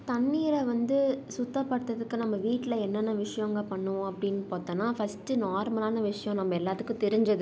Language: Tamil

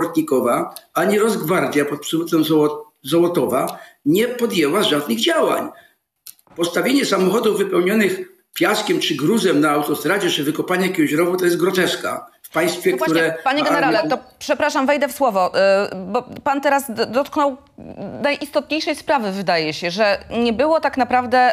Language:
Polish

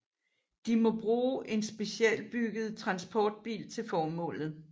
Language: Danish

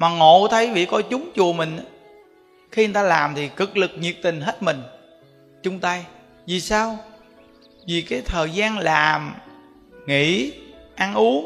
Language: Vietnamese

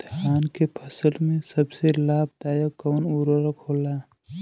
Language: Bhojpuri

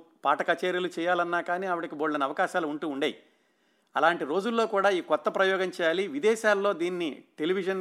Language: Telugu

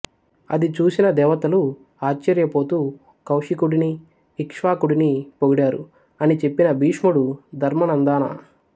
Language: Telugu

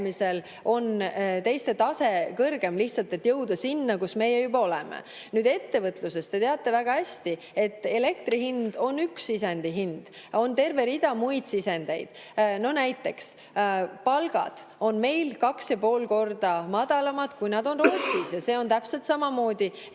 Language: Estonian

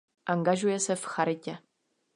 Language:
Czech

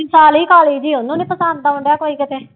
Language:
Punjabi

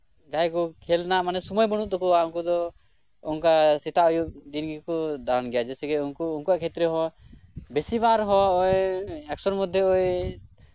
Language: Santali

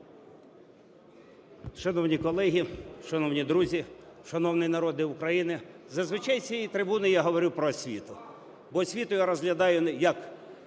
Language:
Ukrainian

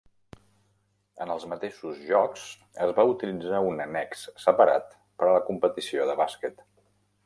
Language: Catalan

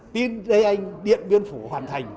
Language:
Vietnamese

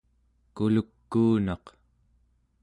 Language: Central Yupik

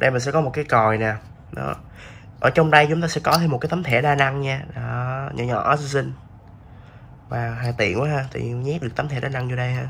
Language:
Vietnamese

